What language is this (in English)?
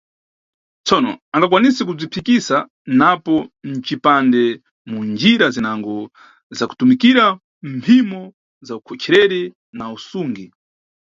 Nyungwe